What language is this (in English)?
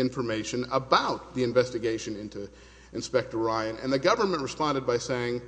English